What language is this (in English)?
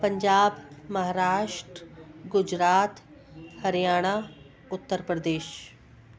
Sindhi